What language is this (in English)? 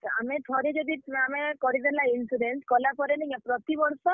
Odia